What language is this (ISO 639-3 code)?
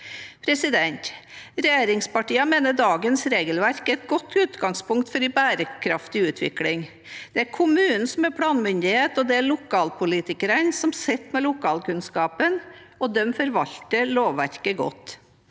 nor